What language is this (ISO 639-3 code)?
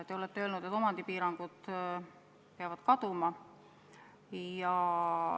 est